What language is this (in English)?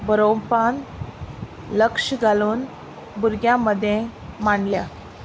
Konkani